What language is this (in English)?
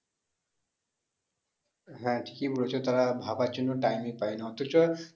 Bangla